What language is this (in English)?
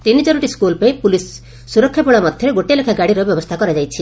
Odia